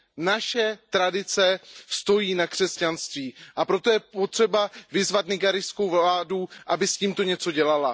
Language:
Czech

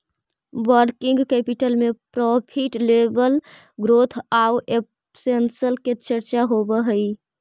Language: Magahi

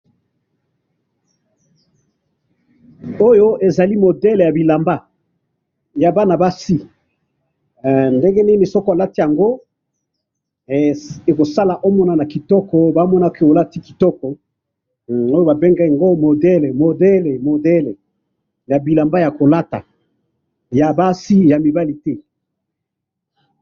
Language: Lingala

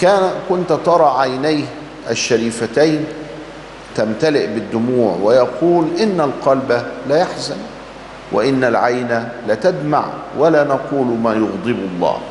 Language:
Arabic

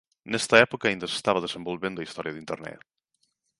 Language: Galician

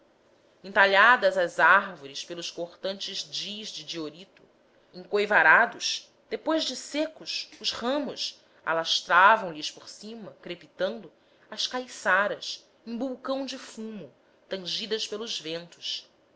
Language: Portuguese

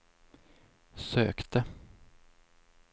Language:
Swedish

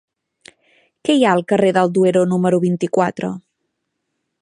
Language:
Catalan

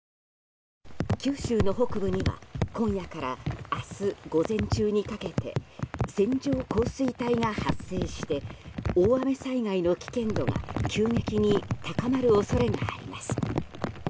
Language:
Japanese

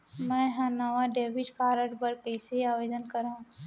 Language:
Chhattisgarhi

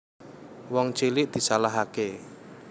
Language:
Javanese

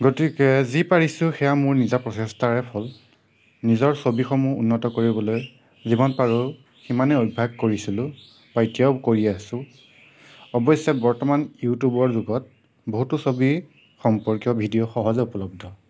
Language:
Assamese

